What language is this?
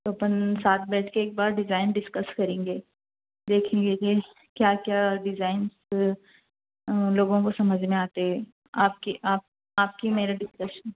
Urdu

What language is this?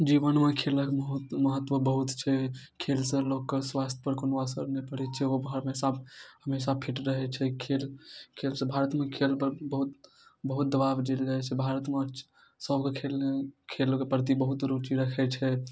Maithili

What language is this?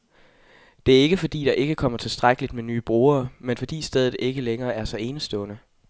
Danish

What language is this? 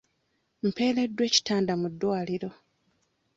Ganda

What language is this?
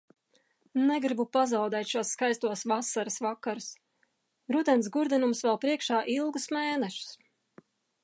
Latvian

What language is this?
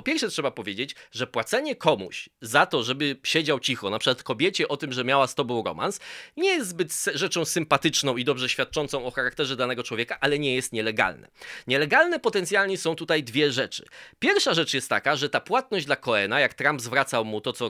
Polish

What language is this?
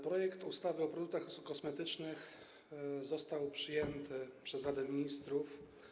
Polish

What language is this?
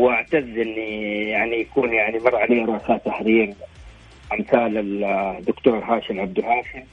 Arabic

